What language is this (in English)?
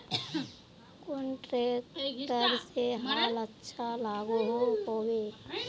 Magahi